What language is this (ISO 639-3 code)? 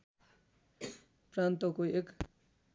nep